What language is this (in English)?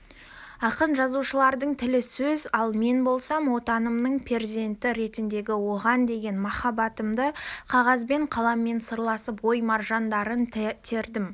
Kazakh